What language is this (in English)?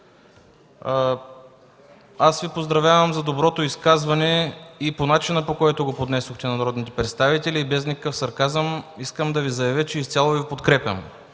Bulgarian